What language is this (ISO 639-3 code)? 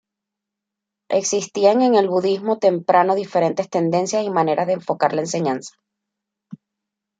spa